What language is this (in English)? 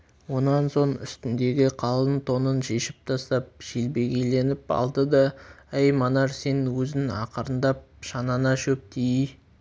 Kazakh